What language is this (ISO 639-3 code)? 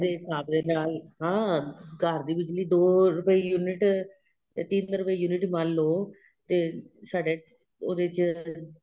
pan